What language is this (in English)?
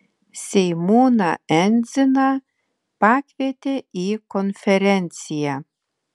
Lithuanian